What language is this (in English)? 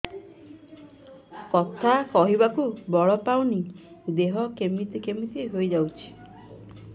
Odia